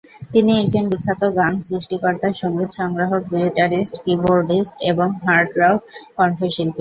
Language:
Bangla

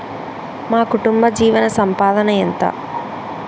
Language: Telugu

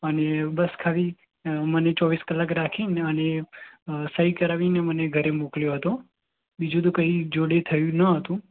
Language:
Gujarati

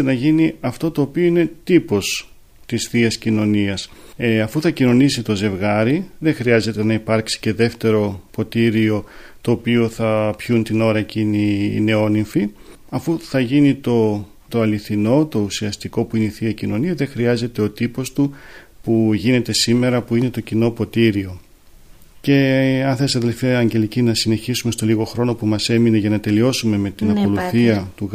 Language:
Greek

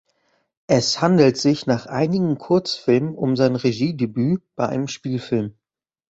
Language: German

